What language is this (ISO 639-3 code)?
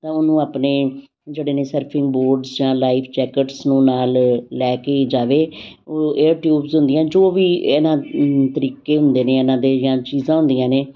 pan